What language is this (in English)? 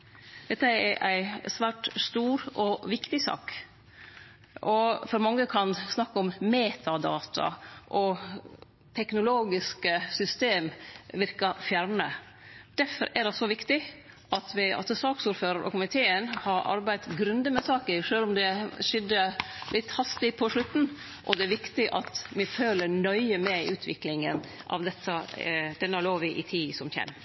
Norwegian Nynorsk